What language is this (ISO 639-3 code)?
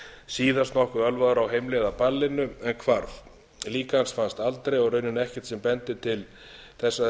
isl